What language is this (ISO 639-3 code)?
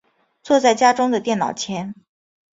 zho